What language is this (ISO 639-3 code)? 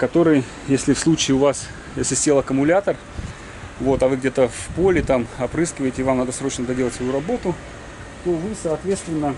rus